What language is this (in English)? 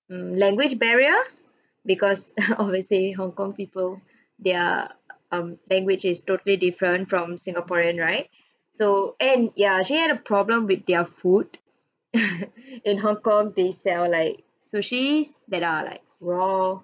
English